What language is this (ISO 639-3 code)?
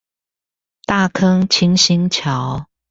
zho